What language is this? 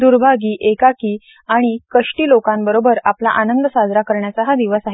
Marathi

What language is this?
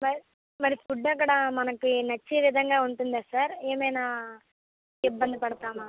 Telugu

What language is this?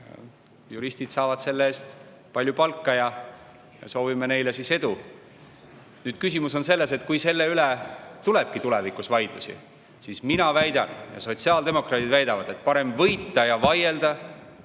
Estonian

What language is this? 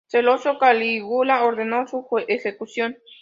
Spanish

